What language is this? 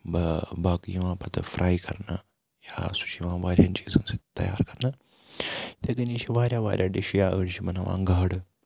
Kashmiri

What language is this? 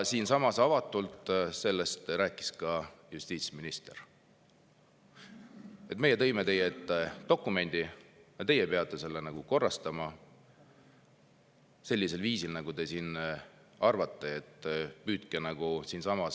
Estonian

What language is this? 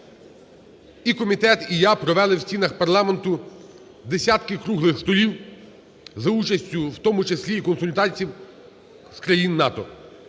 Ukrainian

